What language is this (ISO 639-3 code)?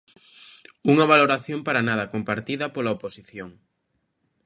glg